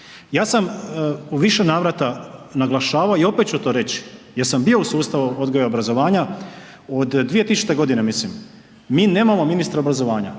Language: Croatian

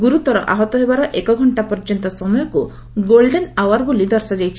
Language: Odia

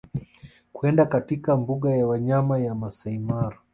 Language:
Swahili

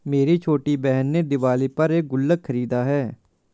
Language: Hindi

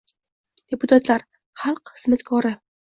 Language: Uzbek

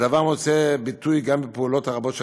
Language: Hebrew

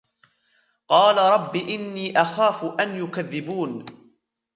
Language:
Arabic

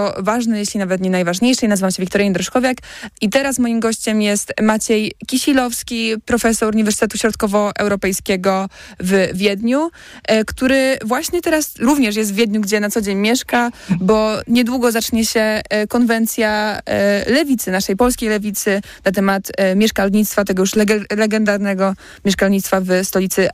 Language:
Polish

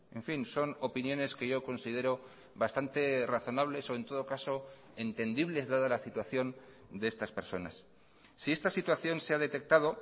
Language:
Spanish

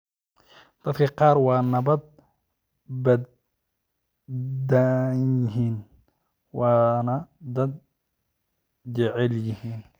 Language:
Somali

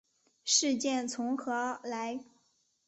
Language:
Chinese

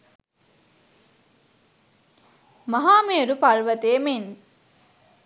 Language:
Sinhala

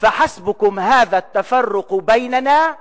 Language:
Hebrew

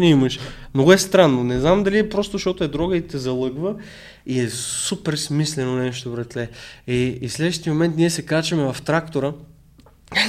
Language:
Bulgarian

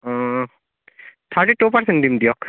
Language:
Assamese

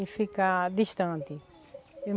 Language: Portuguese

